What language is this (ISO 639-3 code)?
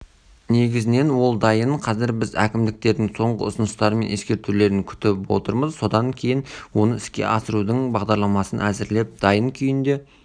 kaz